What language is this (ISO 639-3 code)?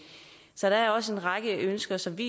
dan